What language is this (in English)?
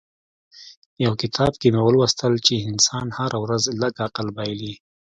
Pashto